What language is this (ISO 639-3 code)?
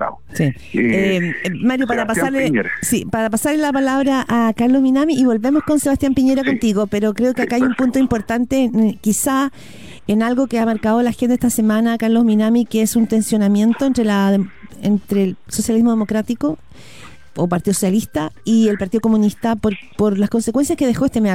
spa